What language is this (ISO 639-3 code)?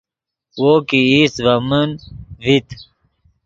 ydg